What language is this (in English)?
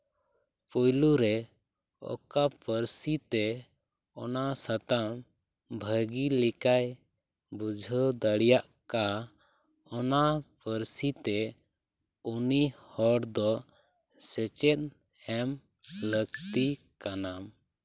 Santali